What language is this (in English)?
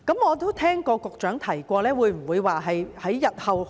Cantonese